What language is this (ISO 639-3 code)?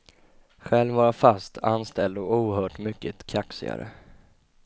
swe